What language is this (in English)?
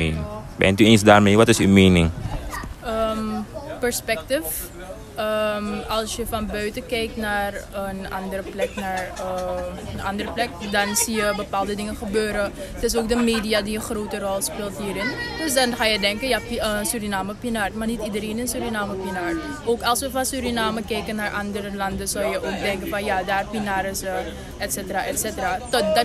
Dutch